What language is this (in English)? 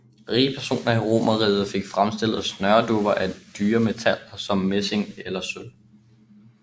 Danish